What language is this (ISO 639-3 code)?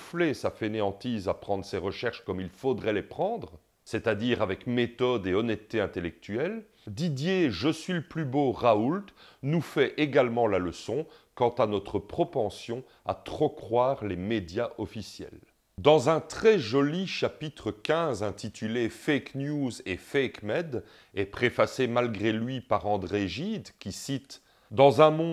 fra